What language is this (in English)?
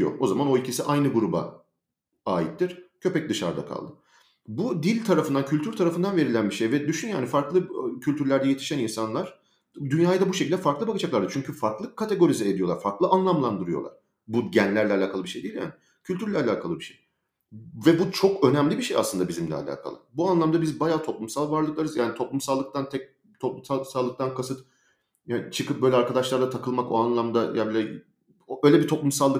Turkish